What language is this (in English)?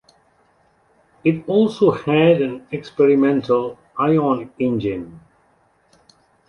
English